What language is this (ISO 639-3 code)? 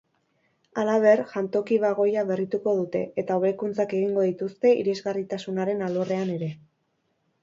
eus